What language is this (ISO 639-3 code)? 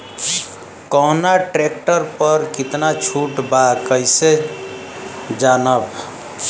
bho